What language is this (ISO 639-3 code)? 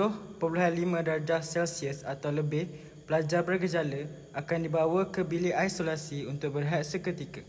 msa